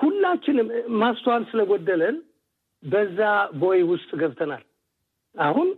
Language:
Amharic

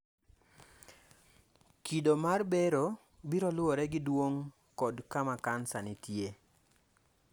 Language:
Luo (Kenya and Tanzania)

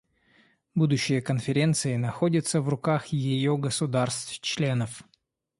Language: Russian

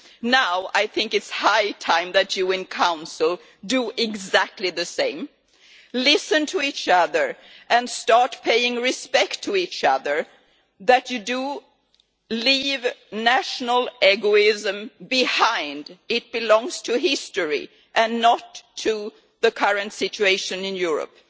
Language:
English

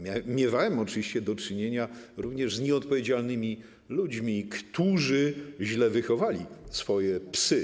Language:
Polish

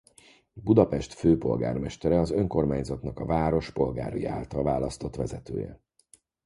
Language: Hungarian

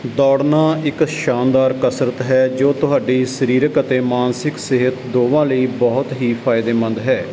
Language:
Punjabi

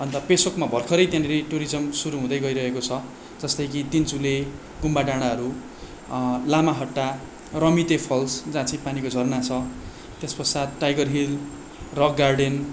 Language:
Nepali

